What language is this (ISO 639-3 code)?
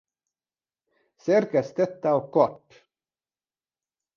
hun